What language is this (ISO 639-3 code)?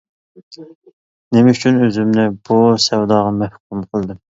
uig